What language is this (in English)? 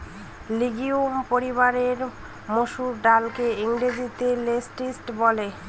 Bangla